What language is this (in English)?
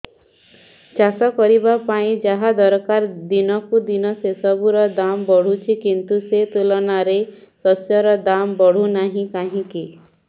Odia